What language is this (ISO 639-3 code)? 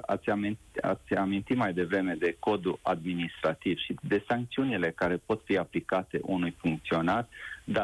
ron